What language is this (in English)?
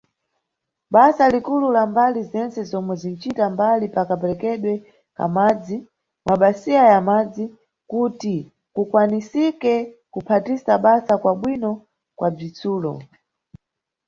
Nyungwe